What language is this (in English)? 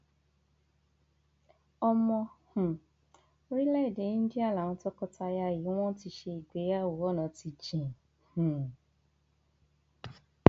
Yoruba